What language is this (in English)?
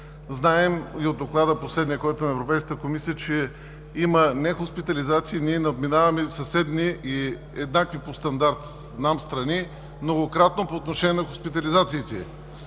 Bulgarian